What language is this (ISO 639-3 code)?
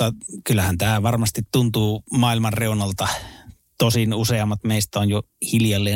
fin